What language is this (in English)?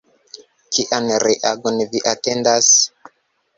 Esperanto